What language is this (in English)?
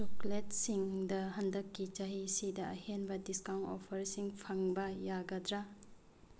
Manipuri